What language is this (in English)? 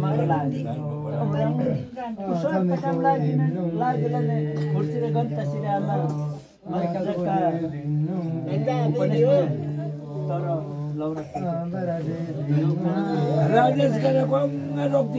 Arabic